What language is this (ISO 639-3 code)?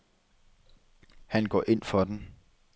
dan